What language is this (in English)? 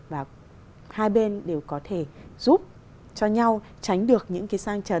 Vietnamese